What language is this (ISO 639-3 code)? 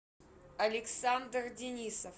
rus